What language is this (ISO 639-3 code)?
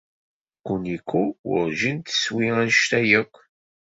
kab